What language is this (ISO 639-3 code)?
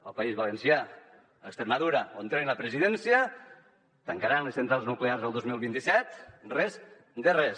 cat